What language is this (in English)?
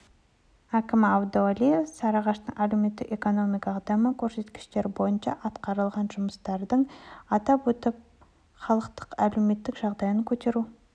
Kazakh